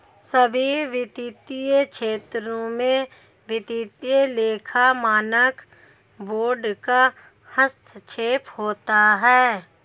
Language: Hindi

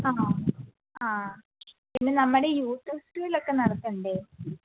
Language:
Malayalam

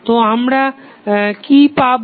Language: Bangla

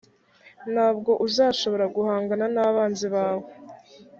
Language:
Kinyarwanda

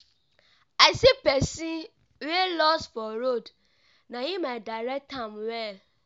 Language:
Nigerian Pidgin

